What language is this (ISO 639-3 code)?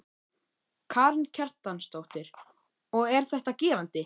isl